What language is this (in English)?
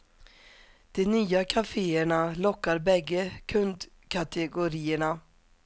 Swedish